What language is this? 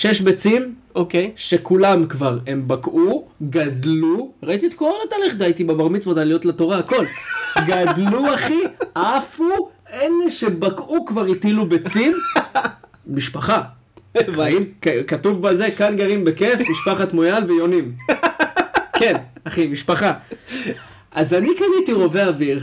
Hebrew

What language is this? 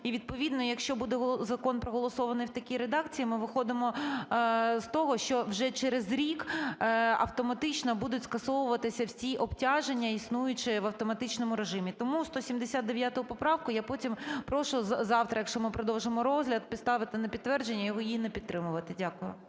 Ukrainian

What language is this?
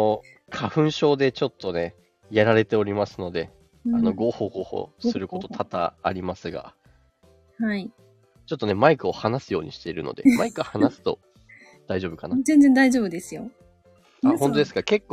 Japanese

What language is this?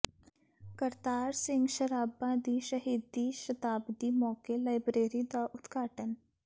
Punjabi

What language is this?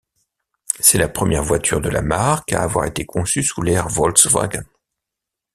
French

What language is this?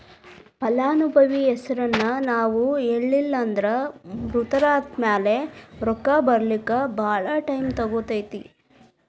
Kannada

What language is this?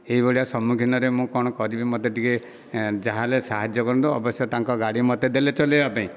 Odia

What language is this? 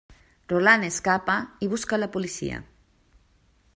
Catalan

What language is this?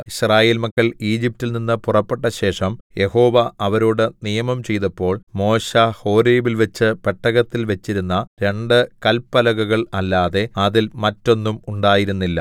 Malayalam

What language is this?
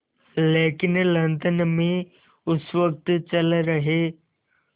Hindi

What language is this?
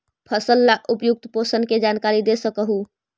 Magahi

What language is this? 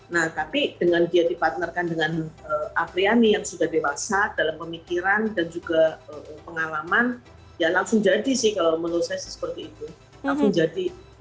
Indonesian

